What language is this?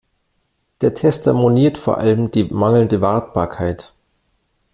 German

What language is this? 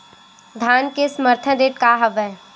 Chhattisgarhi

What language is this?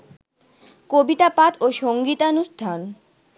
Bangla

